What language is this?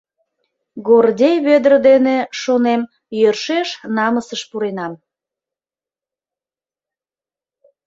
Mari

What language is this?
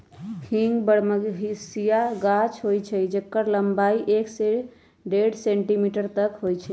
Magahi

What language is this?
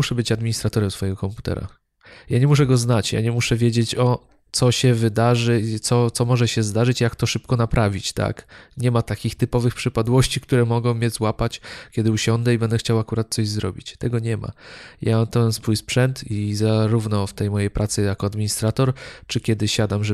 Polish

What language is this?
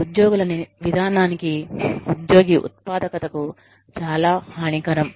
Telugu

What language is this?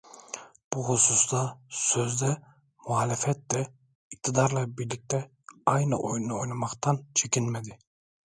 Turkish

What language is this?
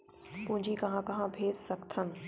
Chhattisgarhi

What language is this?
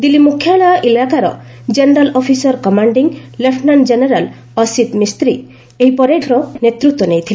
Odia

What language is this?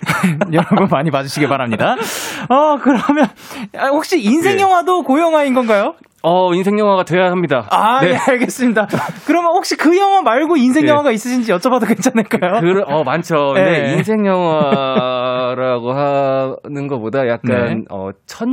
Korean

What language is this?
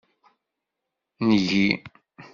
Kabyle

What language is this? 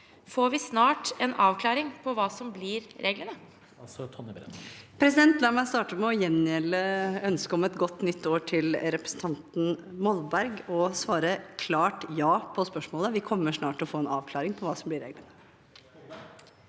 Norwegian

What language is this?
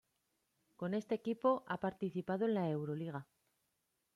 Spanish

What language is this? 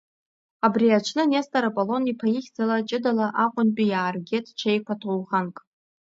Abkhazian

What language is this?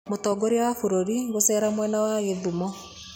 Kikuyu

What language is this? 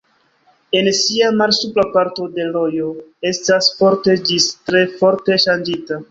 Esperanto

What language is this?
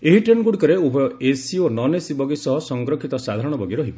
Odia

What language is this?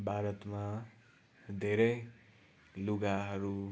Nepali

